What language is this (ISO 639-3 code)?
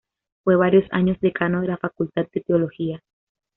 spa